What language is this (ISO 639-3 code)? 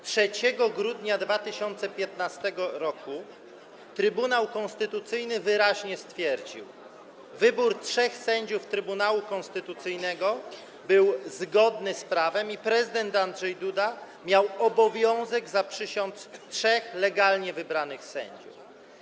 pol